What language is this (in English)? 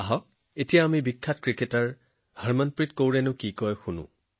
Assamese